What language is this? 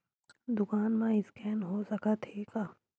Chhattisgarhi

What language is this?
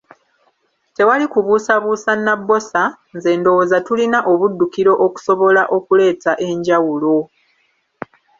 Ganda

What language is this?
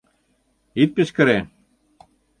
Mari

